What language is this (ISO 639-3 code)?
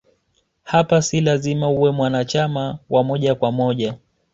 swa